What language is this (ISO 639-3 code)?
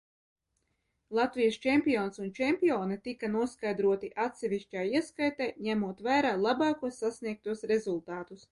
lav